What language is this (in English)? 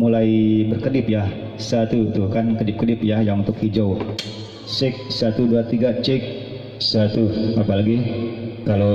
Indonesian